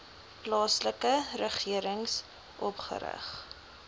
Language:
Afrikaans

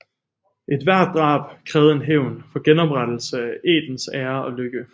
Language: Danish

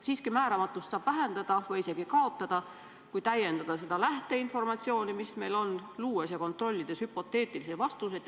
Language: Estonian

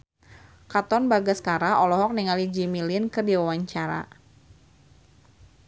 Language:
Sundanese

